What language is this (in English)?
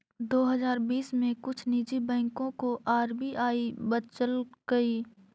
Magahi